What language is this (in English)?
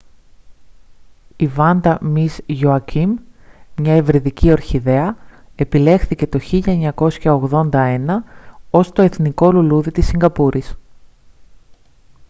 Greek